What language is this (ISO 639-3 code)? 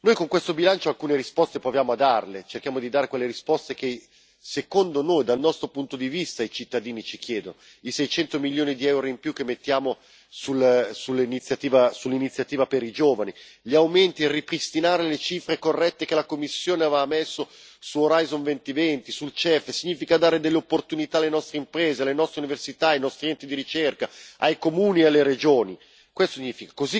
ita